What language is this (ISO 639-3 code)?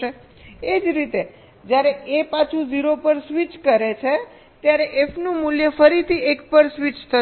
guj